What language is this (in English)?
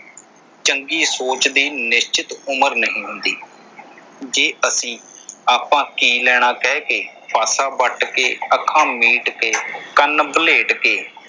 Punjabi